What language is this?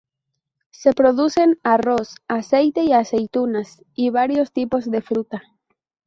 Spanish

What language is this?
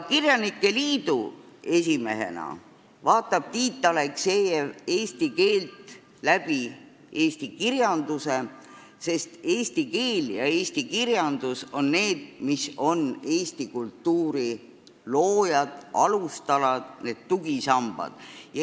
Estonian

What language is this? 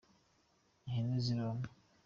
Kinyarwanda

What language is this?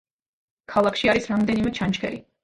Georgian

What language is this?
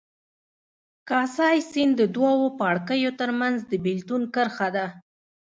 Pashto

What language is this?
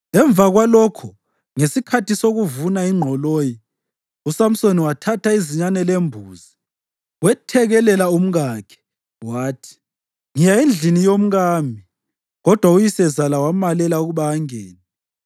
North Ndebele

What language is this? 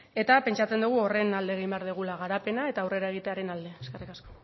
Basque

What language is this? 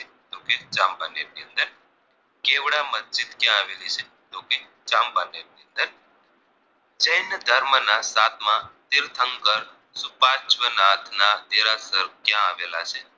Gujarati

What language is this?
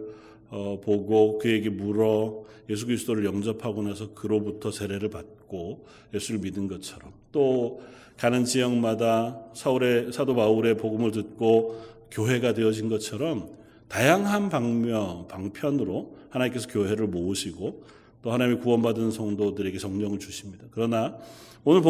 Korean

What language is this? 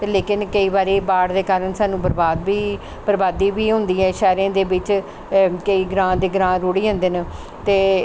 Dogri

